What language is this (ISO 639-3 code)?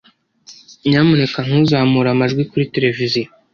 kin